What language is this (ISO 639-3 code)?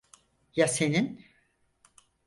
tur